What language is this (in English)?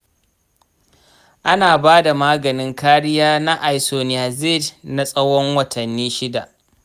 Hausa